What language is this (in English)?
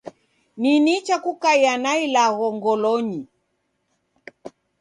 Taita